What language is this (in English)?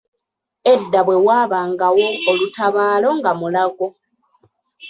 Ganda